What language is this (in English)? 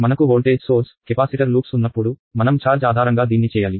Telugu